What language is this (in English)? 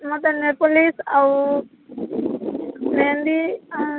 Odia